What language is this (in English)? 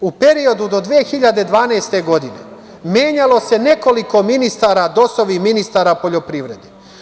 Serbian